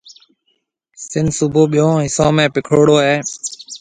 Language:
Marwari (Pakistan)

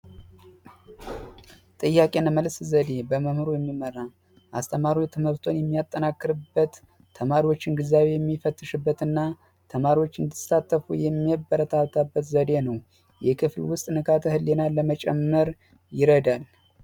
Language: Amharic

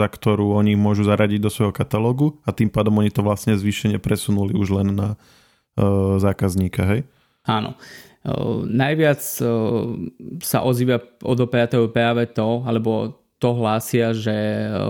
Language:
Slovak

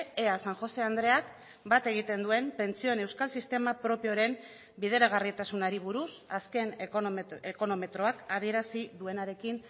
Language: Basque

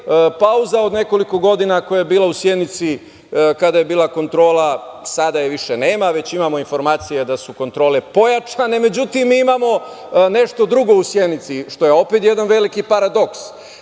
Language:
Serbian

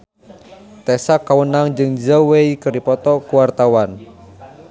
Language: Sundanese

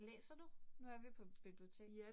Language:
Danish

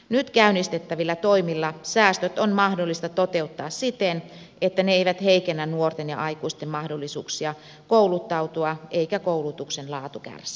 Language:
Finnish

